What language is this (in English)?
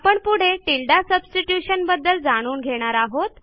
Marathi